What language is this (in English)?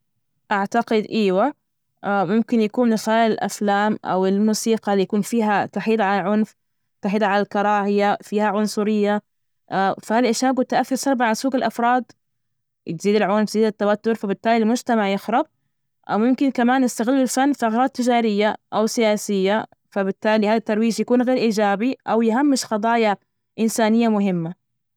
Najdi Arabic